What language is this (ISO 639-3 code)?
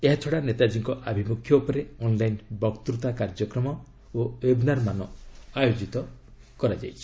ori